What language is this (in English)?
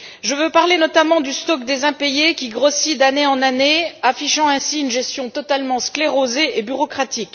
French